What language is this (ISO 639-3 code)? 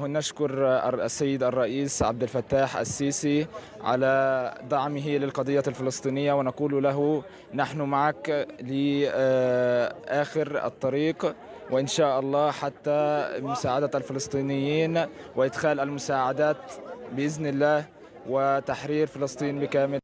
ara